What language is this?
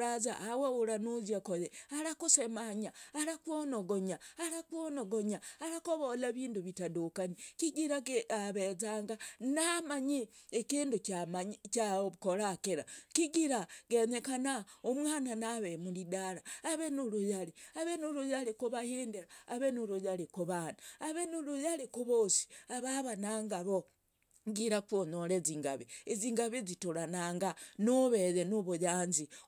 Logooli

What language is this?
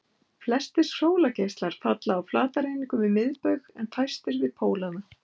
Icelandic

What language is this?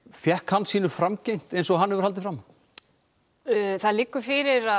Icelandic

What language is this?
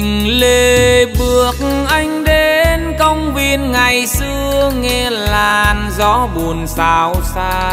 Vietnamese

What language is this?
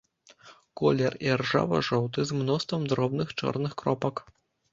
Belarusian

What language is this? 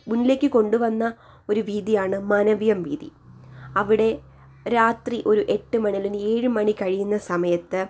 Malayalam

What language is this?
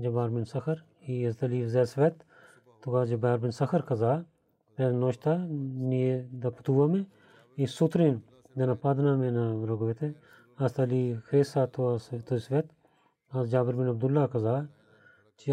Bulgarian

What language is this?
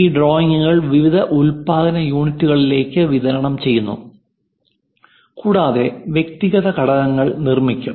Malayalam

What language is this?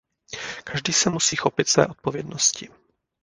Czech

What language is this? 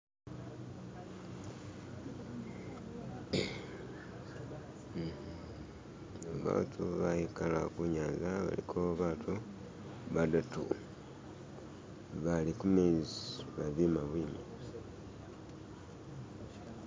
Masaaba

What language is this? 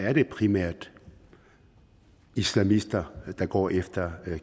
Danish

